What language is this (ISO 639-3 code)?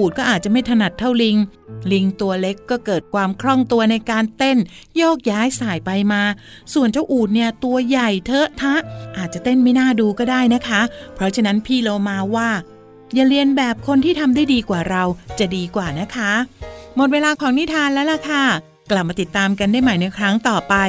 tha